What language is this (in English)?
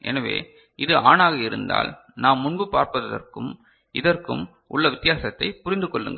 Tamil